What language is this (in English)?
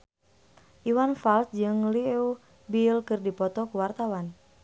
Sundanese